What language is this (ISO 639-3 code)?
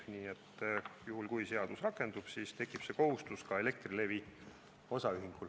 est